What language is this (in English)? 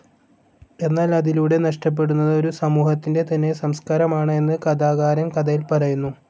Malayalam